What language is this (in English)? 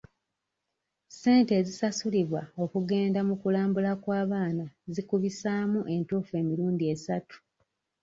Ganda